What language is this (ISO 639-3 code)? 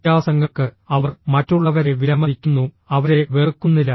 mal